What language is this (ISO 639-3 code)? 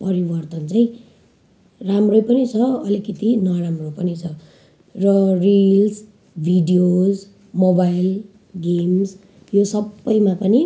nep